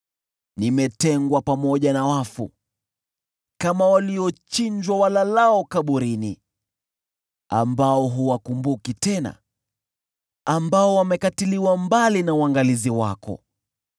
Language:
Swahili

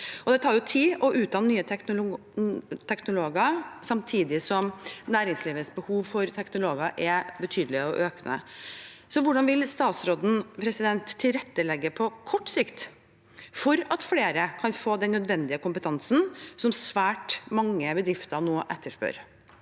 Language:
Norwegian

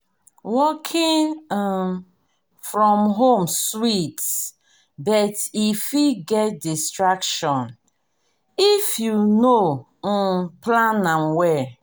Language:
Nigerian Pidgin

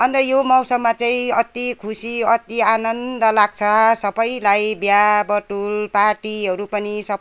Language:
Nepali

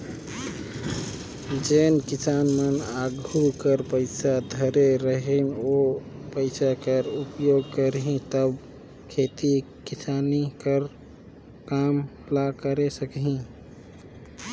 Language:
Chhattisgarhi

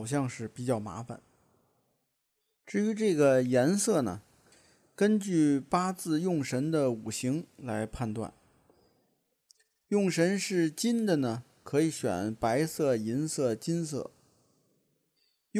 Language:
Chinese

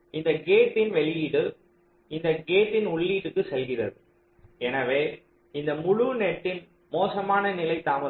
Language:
Tamil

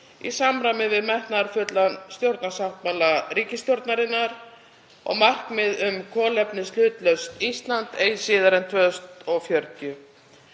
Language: Icelandic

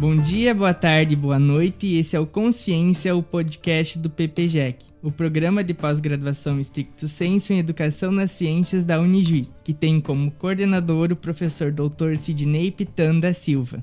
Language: Portuguese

